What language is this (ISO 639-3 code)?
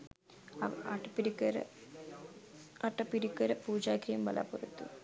sin